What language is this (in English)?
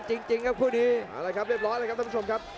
Thai